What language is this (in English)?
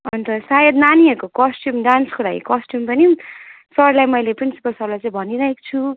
Nepali